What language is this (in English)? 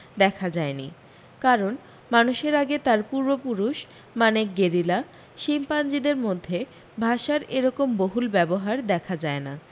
Bangla